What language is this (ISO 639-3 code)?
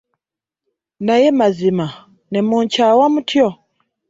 lug